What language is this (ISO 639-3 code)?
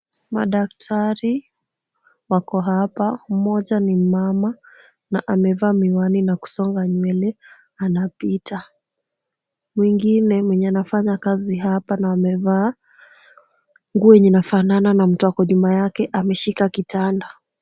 swa